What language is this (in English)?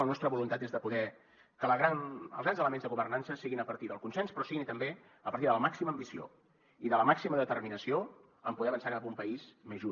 Catalan